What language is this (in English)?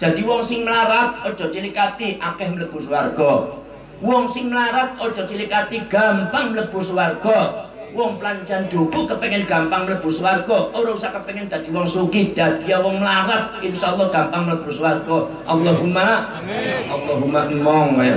Indonesian